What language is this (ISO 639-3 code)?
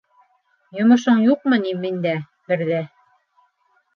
bak